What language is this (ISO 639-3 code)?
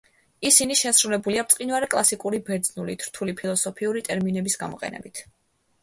kat